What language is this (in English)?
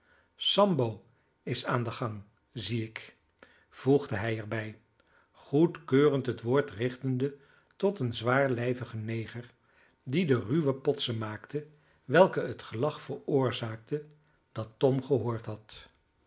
Dutch